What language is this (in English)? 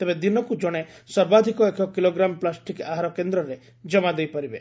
Odia